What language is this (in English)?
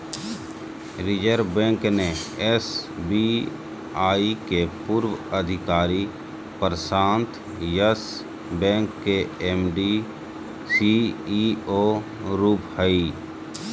Magahi